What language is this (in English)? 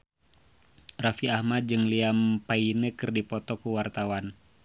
Sundanese